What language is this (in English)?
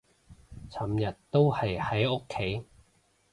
Cantonese